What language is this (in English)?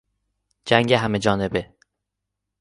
Persian